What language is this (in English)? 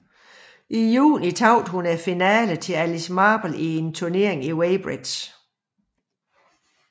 Danish